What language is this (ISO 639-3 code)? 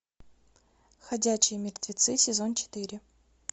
rus